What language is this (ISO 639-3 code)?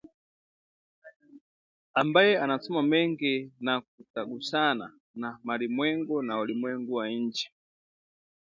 swa